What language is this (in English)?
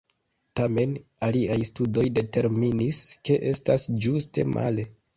Esperanto